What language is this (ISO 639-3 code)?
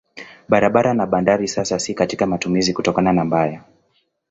swa